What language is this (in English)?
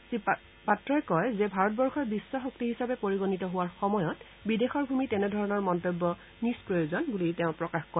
Assamese